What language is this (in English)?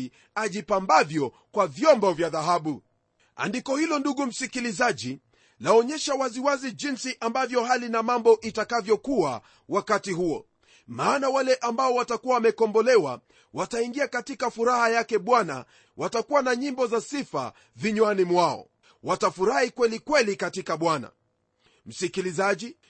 Swahili